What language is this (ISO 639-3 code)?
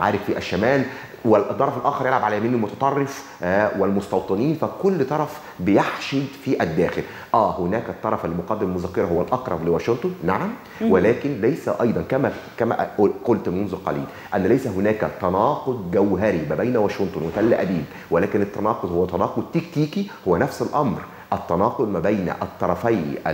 ara